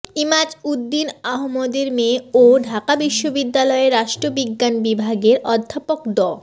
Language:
Bangla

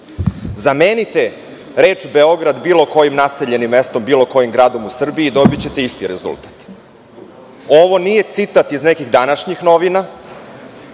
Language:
Serbian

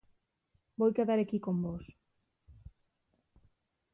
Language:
Asturian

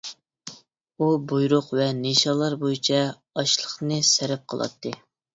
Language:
Uyghur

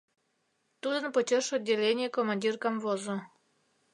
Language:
Mari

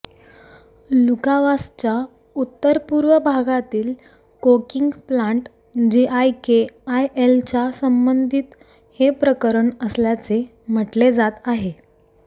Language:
Marathi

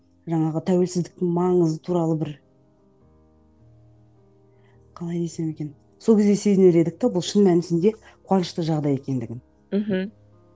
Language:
Kazakh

